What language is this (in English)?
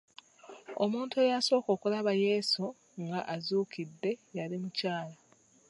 Ganda